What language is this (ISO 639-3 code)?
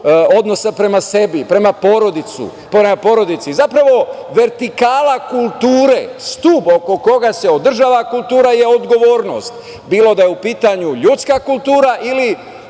srp